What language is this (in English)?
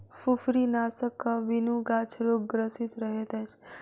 Maithili